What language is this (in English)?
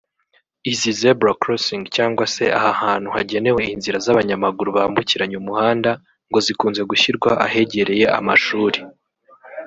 Kinyarwanda